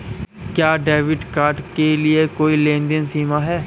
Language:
Hindi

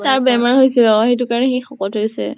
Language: Assamese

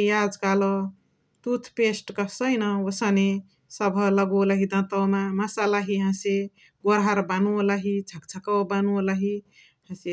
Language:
Chitwania Tharu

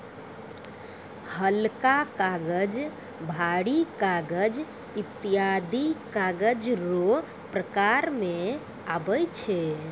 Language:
Maithili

